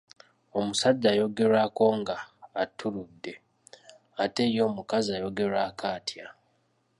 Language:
Ganda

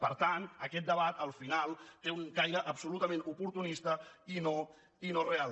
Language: Catalan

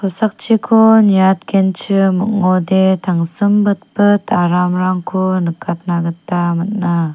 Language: Garo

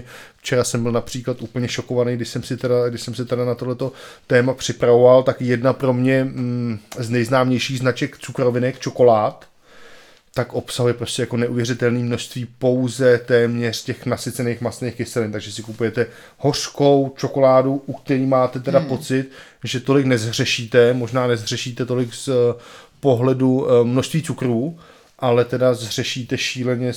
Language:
Czech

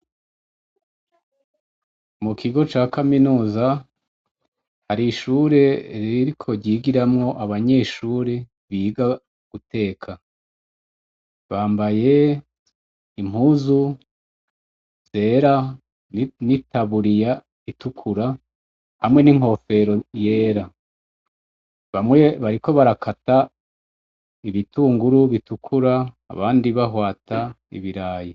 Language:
Rundi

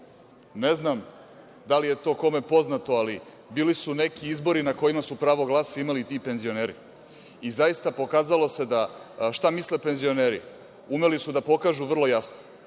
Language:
Serbian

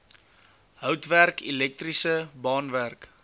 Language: Afrikaans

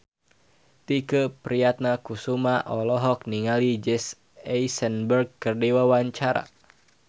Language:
Sundanese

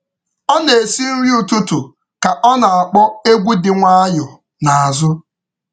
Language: Igbo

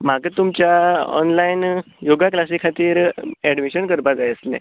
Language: Konkani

